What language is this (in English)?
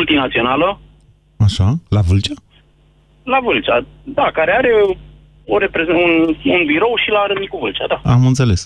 Romanian